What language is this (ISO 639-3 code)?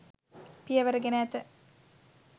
sin